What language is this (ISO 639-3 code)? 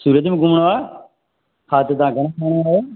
snd